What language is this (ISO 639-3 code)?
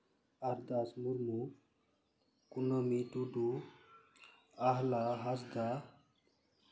sat